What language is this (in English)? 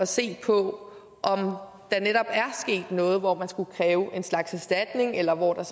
Danish